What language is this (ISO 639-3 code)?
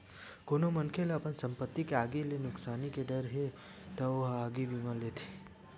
hne